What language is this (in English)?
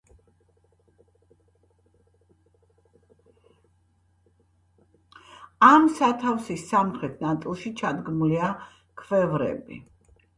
Georgian